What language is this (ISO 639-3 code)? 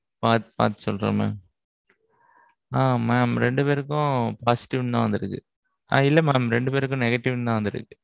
tam